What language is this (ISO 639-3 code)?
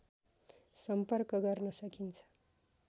nep